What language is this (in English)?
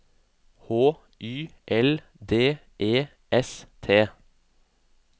Norwegian